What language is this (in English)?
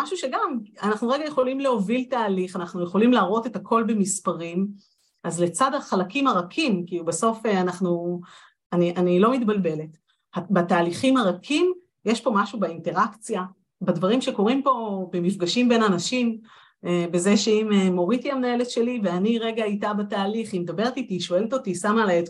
Hebrew